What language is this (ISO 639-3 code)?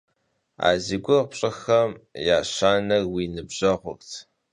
kbd